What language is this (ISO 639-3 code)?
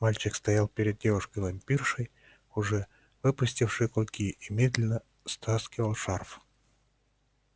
rus